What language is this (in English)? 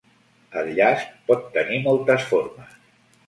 Catalan